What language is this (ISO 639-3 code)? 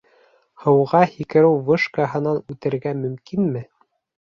bak